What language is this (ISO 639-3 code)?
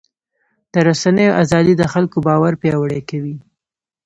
pus